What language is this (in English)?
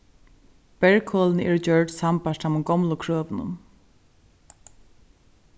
Faroese